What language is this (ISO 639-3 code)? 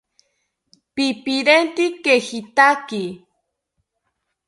cpy